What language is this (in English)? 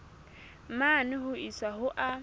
Southern Sotho